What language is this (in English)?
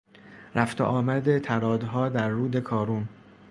Persian